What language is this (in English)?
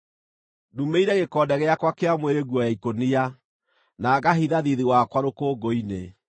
Kikuyu